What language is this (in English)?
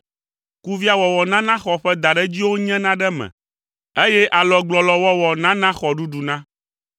Ewe